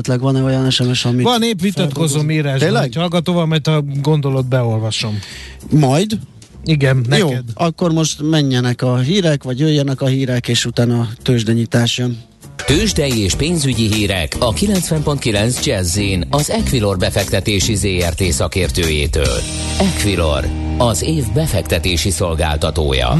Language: Hungarian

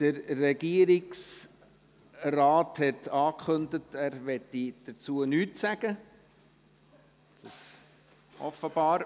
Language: Swiss German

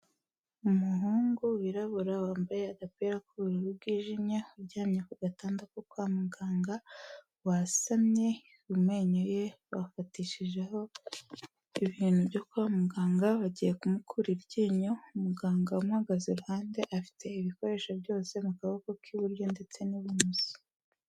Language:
Kinyarwanda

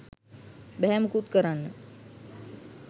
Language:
Sinhala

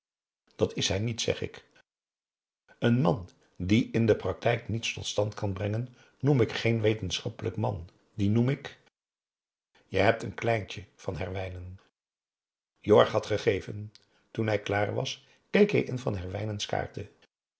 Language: Dutch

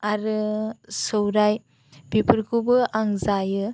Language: Bodo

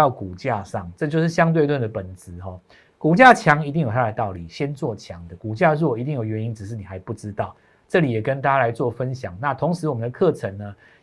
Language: Chinese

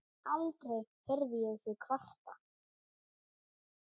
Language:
Icelandic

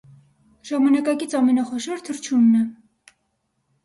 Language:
Armenian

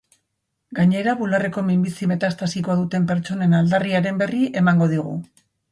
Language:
Basque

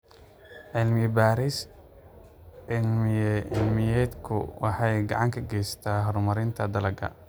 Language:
Somali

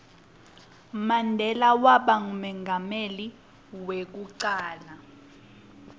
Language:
Swati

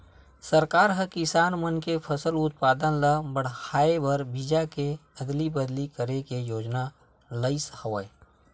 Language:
Chhattisgarhi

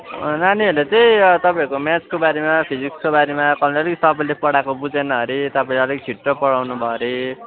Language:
Nepali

